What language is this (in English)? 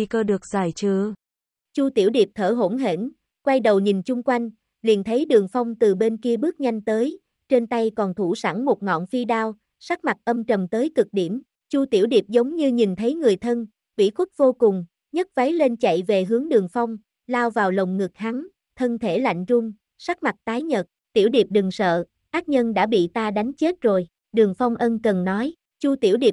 Vietnamese